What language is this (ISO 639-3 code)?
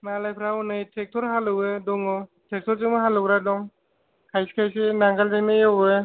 brx